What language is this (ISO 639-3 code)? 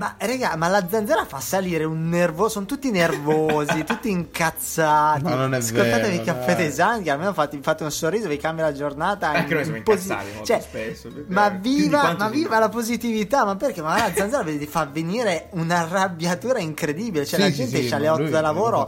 ita